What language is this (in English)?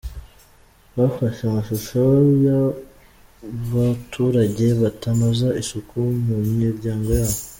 Kinyarwanda